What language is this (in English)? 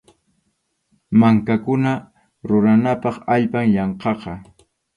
Arequipa-La Unión Quechua